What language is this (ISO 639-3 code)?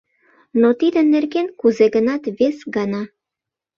chm